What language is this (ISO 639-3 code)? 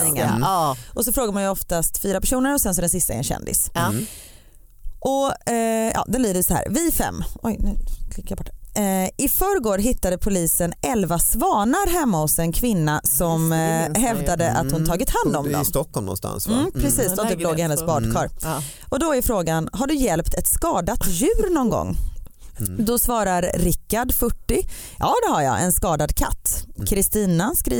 swe